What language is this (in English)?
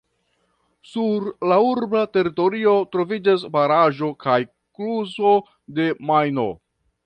Esperanto